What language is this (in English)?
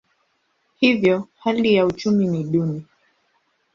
Swahili